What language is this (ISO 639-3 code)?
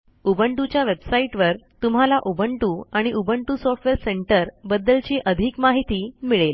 mar